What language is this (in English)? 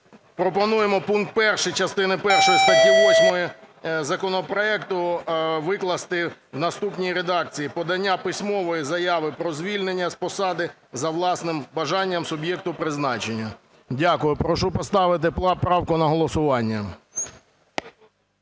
Ukrainian